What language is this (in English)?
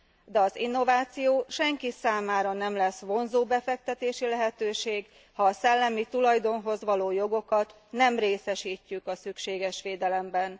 Hungarian